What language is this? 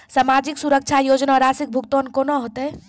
Maithili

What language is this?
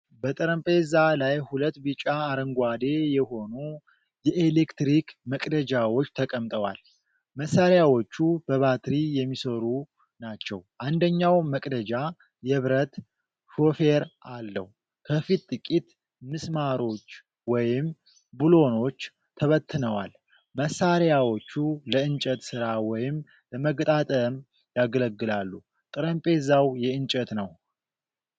Amharic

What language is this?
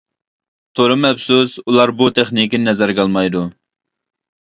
Uyghur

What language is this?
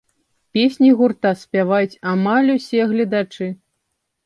Belarusian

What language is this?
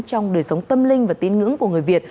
Vietnamese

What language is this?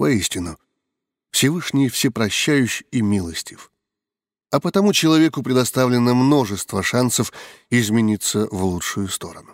Russian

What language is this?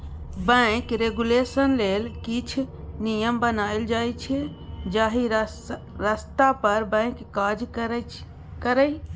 Maithili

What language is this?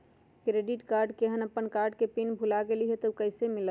Magahi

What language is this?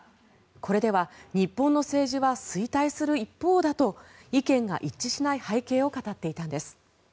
Japanese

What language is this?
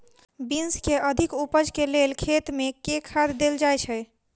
Maithili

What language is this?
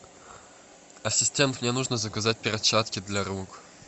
Russian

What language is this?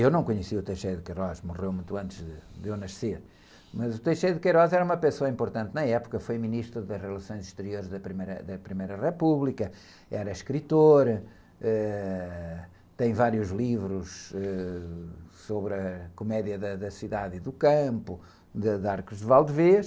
Portuguese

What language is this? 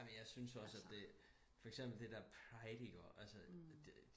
Danish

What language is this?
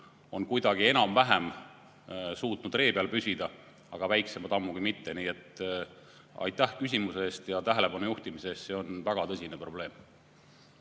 Estonian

